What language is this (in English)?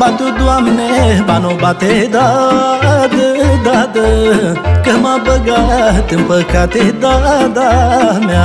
Romanian